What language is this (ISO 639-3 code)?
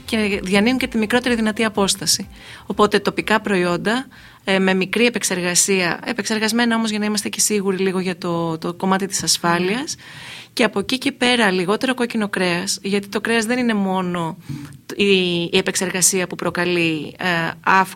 ell